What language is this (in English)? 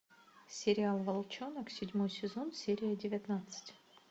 Russian